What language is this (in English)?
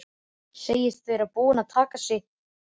Icelandic